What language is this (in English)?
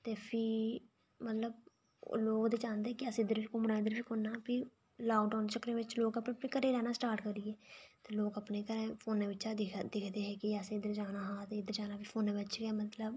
Dogri